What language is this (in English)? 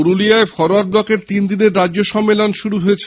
Bangla